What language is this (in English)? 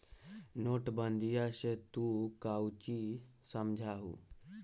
Magahi